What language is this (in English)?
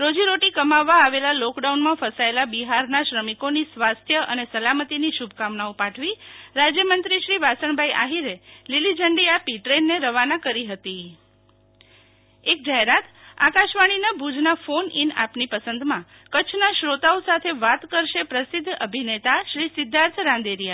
Gujarati